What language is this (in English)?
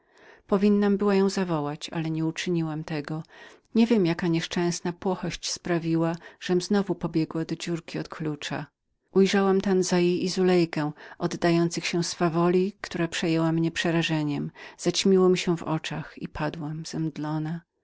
Polish